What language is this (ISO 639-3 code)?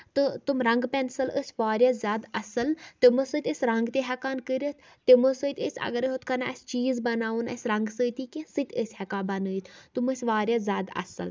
kas